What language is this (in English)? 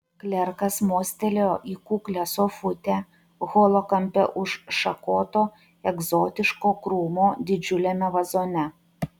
Lithuanian